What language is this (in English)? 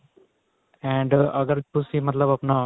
Punjabi